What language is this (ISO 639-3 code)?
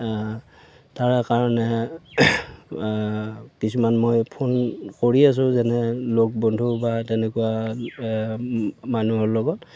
asm